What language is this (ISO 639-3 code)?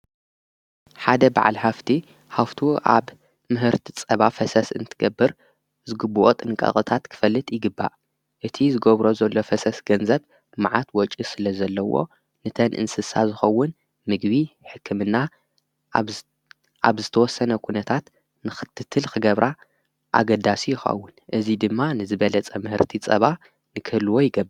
tir